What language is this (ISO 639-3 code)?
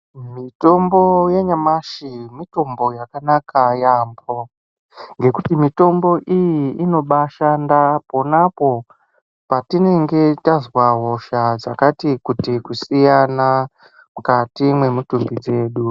ndc